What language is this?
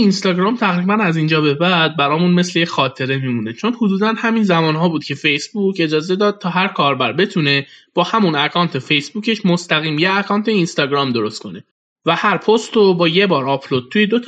Persian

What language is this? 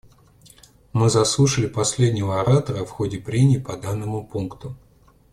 Russian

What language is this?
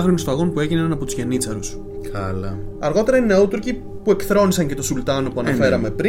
Greek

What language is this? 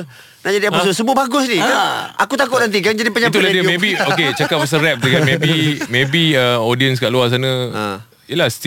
Malay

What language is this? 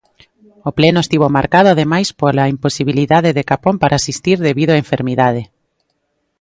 Galician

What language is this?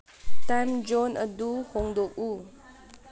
Manipuri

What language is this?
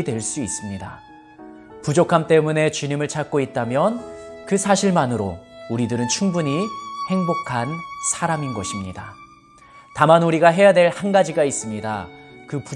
Korean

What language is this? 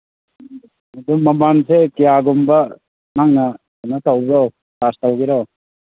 Manipuri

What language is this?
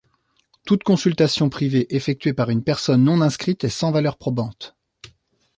French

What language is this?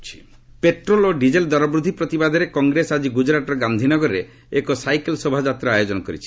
Odia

